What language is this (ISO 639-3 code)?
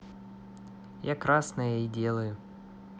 rus